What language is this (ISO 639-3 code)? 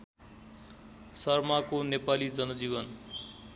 nep